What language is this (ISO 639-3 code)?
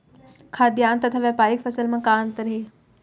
hne